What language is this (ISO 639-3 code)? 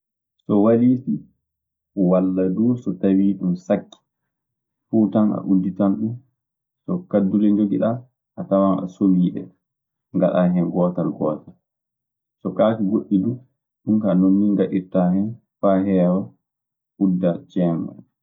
ffm